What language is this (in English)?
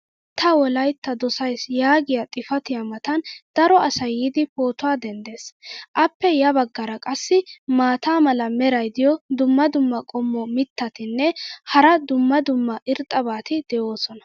Wolaytta